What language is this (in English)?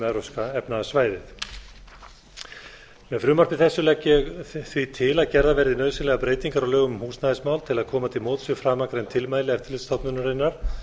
Icelandic